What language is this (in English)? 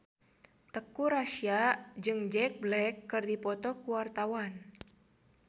Sundanese